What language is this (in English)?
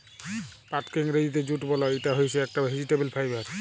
Bangla